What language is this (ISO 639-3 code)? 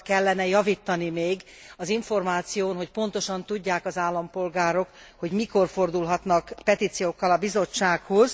hun